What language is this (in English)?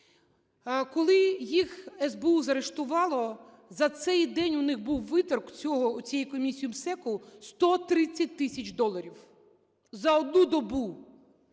Ukrainian